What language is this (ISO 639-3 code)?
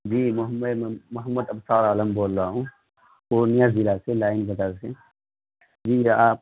urd